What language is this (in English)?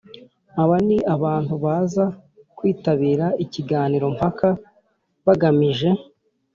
Kinyarwanda